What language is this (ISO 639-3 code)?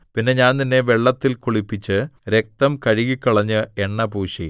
mal